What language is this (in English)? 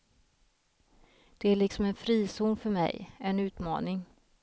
Swedish